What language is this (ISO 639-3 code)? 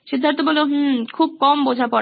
ben